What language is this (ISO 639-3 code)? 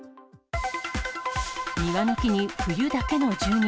jpn